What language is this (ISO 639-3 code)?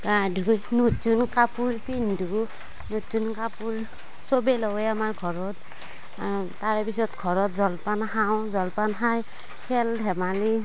asm